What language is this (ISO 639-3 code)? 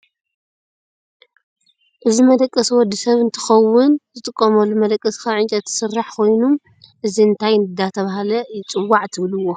tir